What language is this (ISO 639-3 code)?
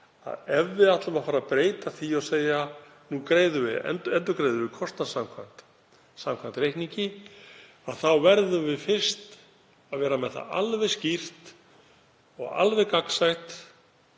isl